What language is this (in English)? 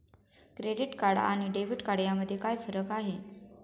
Marathi